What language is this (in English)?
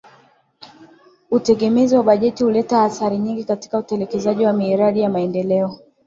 Swahili